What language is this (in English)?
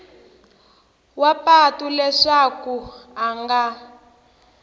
Tsonga